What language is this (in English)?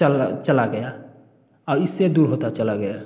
Hindi